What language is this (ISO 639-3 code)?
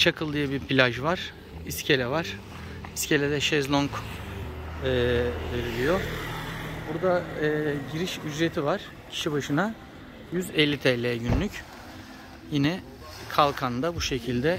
tur